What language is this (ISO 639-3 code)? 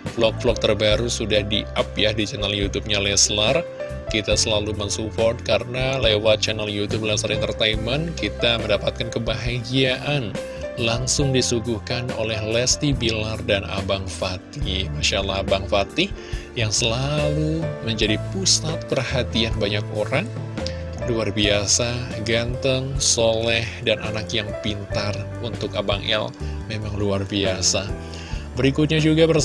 ind